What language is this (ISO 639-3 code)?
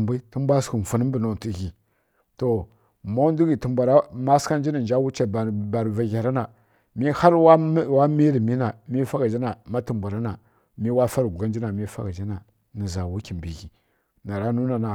fkk